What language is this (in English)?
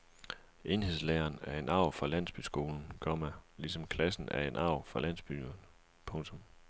Danish